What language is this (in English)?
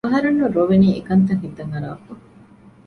Divehi